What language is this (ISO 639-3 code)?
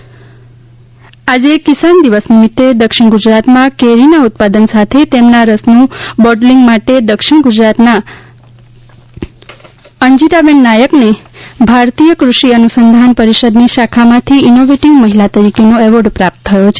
guj